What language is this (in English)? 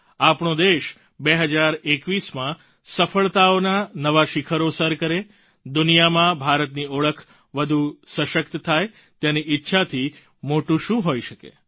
Gujarati